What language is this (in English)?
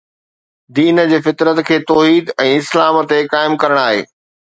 Sindhi